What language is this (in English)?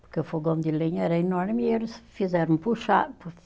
Portuguese